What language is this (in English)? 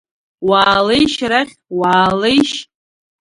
Abkhazian